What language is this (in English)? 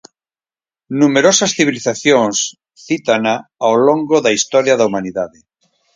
Galician